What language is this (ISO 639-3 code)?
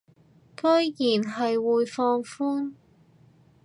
yue